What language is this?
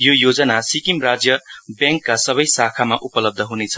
Nepali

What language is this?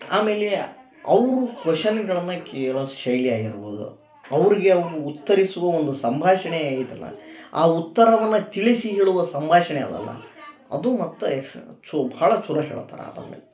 Kannada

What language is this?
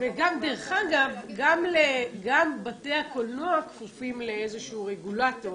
Hebrew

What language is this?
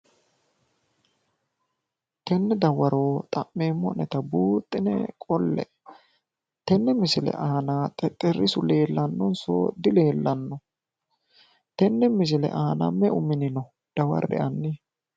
Sidamo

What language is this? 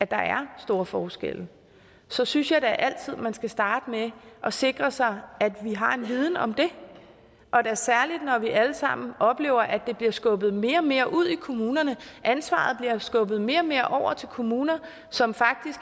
Danish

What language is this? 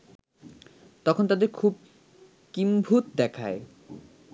Bangla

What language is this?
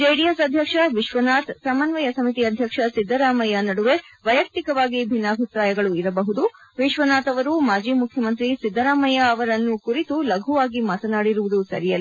Kannada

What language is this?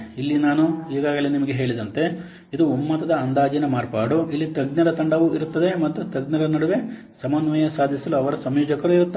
Kannada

